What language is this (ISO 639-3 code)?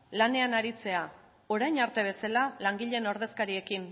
eus